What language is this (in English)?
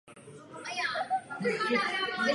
Czech